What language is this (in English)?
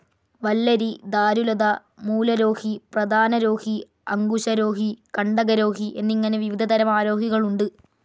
Malayalam